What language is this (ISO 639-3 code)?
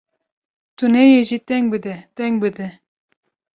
kur